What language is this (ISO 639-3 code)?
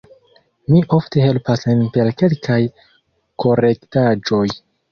epo